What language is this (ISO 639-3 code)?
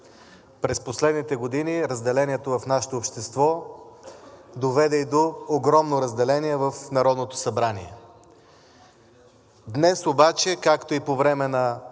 bul